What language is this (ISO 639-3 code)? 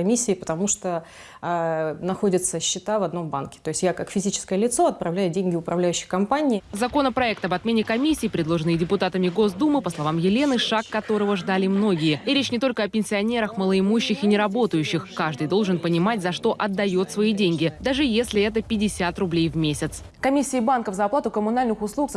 rus